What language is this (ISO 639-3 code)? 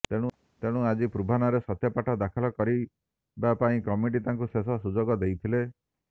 ori